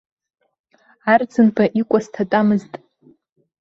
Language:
Abkhazian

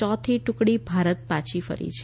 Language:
Gujarati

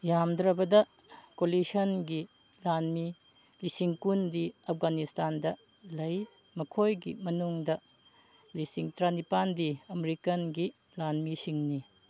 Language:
Manipuri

